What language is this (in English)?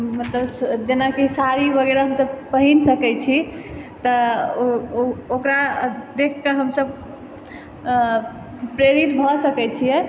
Maithili